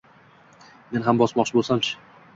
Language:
Uzbek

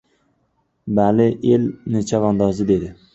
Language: Uzbek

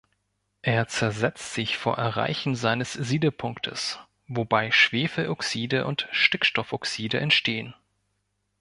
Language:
German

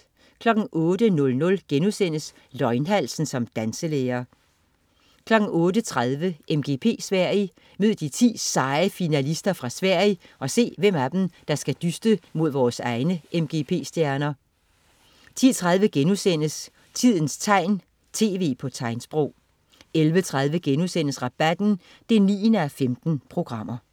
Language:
Danish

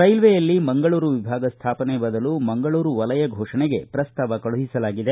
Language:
Kannada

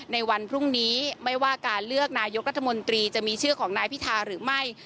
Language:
Thai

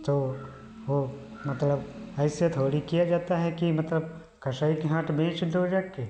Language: Hindi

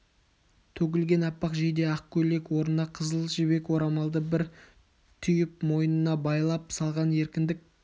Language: Kazakh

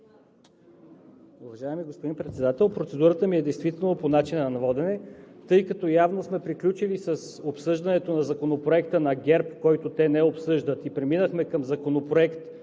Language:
Bulgarian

